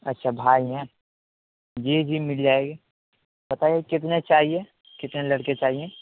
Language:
Urdu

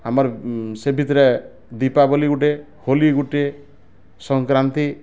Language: Odia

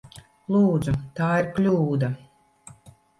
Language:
Latvian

